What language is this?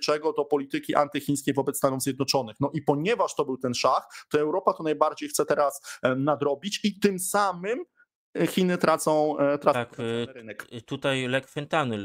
Polish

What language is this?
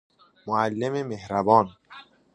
Persian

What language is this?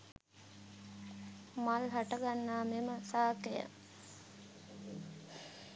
Sinhala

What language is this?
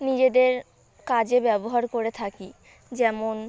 Bangla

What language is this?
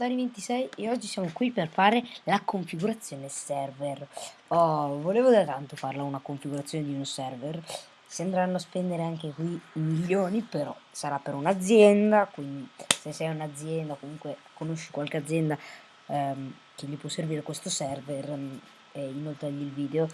Italian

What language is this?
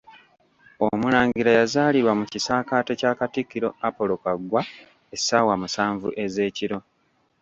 Ganda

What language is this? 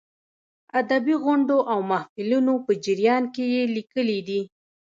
Pashto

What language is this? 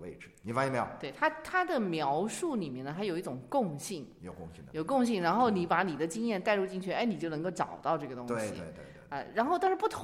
Chinese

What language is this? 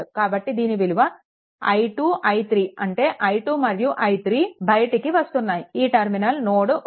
Telugu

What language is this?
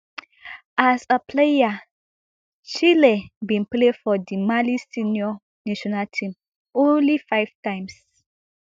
Nigerian Pidgin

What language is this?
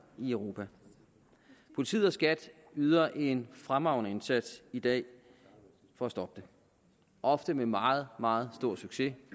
Danish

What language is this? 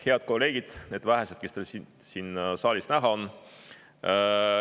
Estonian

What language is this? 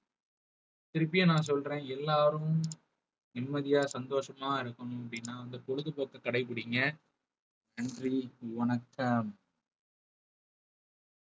Tamil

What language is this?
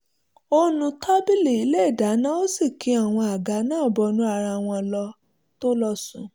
Yoruba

